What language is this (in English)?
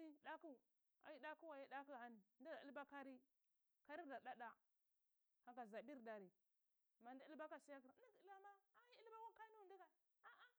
Cibak